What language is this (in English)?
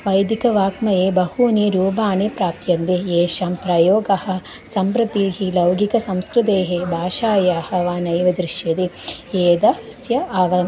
Sanskrit